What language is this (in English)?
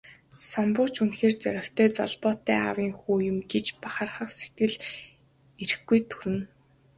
Mongolian